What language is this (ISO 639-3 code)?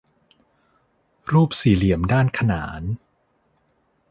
tha